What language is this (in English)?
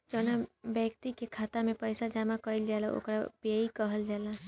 Bhojpuri